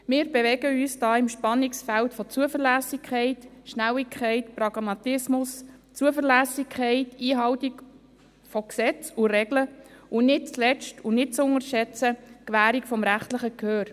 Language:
Swiss German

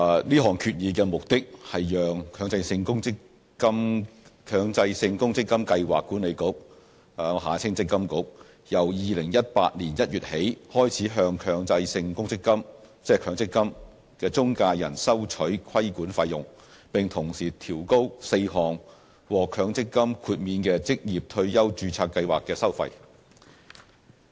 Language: Cantonese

